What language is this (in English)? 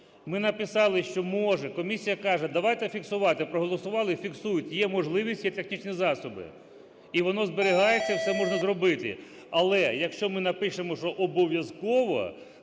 Ukrainian